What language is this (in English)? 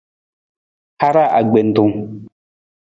Nawdm